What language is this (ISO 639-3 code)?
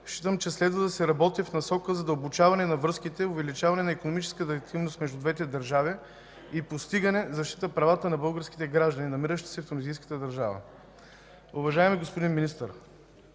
bul